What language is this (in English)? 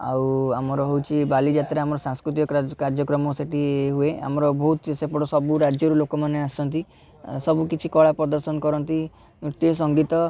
Odia